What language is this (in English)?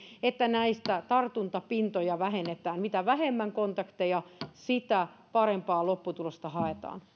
Finnish